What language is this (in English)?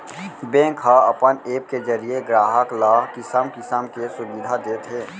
Chhattisgarhi